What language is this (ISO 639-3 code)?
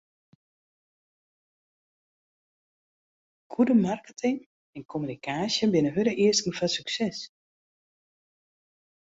fry